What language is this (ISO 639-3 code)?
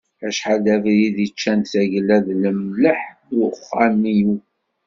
kab